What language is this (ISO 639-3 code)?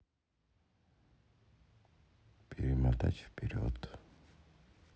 rus